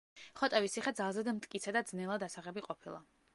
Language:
Georgian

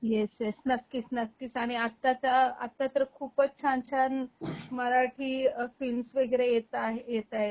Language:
Marathi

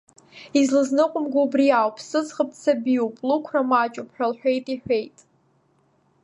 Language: Abkhazian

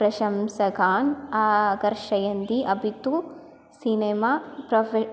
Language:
Sanskrit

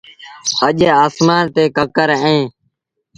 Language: Sindhi Bhil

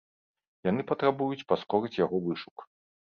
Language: Belarusian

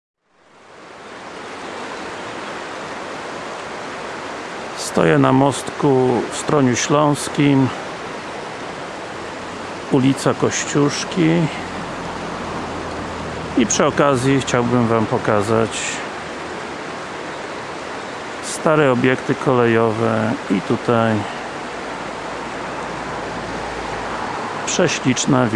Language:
Polish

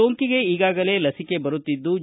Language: Kannada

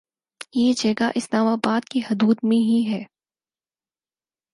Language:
Urdu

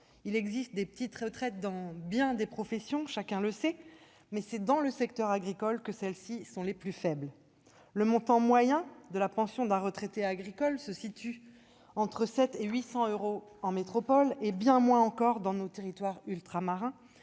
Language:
French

